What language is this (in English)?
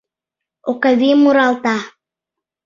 Mari